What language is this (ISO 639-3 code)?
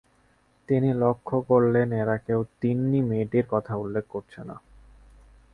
ben